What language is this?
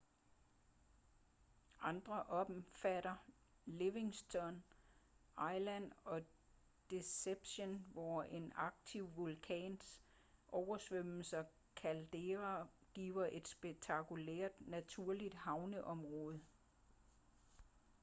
Danish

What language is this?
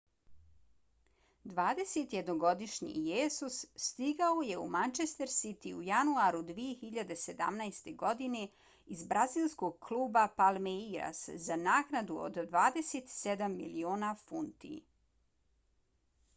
Bosnian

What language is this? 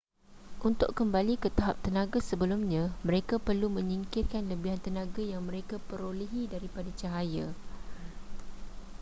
Malay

